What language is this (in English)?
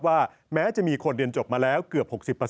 Thai